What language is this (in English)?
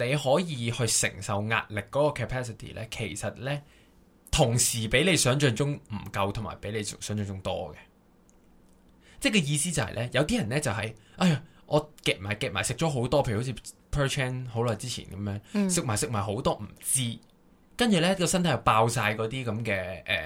Chinese